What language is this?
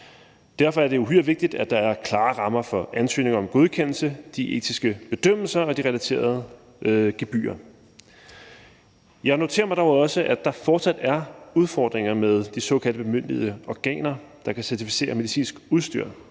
Danish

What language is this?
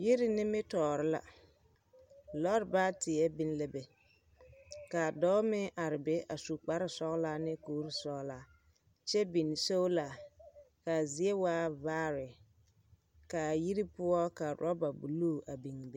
Southern Dagaare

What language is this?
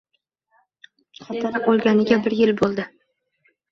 Uzbek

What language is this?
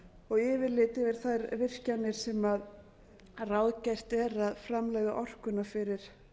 Icelandic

